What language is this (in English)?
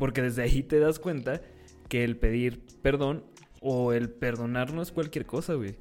Spanish